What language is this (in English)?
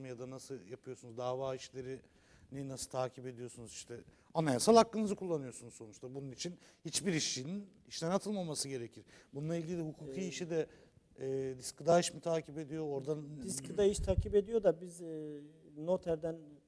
Turkish